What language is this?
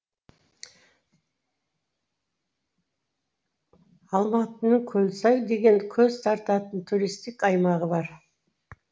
Kazakh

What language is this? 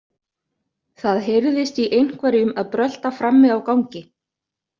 Icelandic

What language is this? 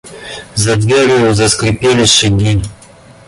Russian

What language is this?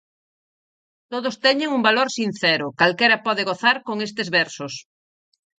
Galician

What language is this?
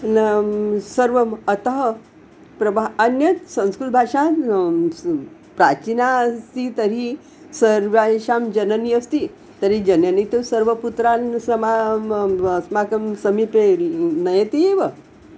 Sanskrit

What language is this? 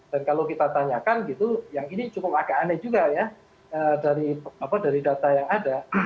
Indonesian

